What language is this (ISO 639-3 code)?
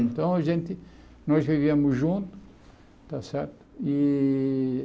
por